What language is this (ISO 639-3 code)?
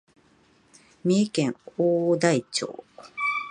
jpn